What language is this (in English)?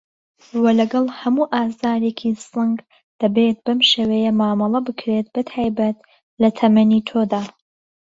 Central Kurdish